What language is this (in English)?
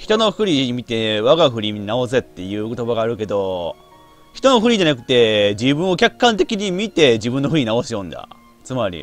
Japanese